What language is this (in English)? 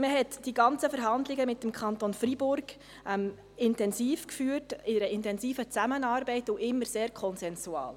Swiss German